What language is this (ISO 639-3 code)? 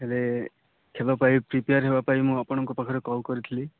ori